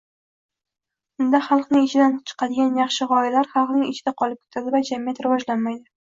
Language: Uzbek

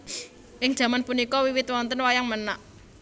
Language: Javanese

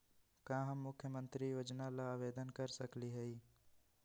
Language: Magahi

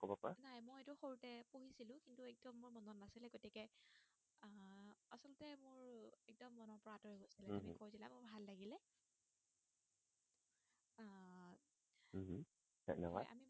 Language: Assamese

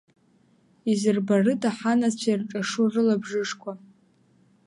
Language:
Abkhazian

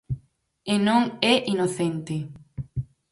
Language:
Galician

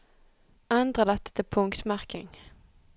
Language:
Norwegian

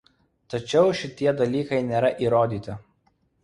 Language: Lithuanian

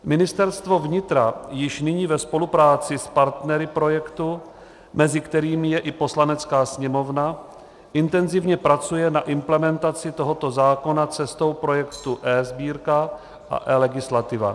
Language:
Czech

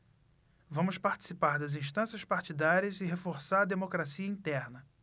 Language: Portuguese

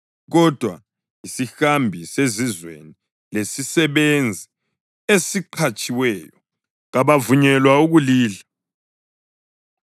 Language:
North Ndebele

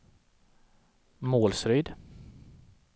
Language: Swedish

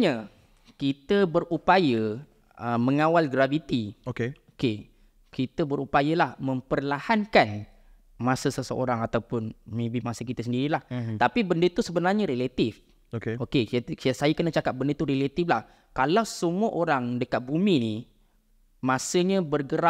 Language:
Malay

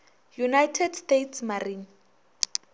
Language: Northern Sotho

